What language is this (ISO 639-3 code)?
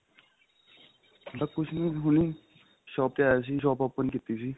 pan